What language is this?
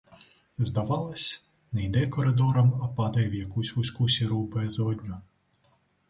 Ukrainian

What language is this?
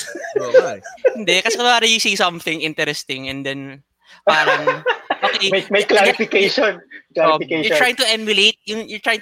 Filipino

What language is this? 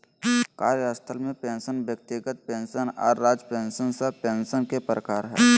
Magahi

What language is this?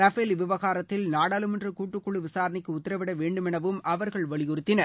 Tamil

